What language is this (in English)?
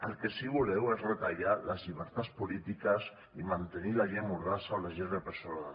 Catalan